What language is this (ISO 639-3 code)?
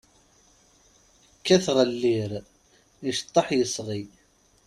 kab